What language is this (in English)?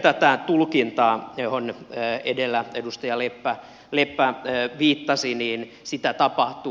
Finnish